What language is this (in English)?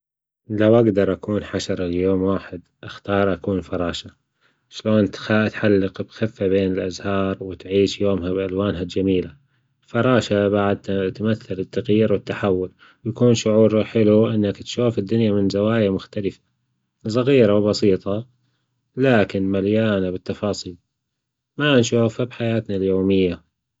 Gulf Arabic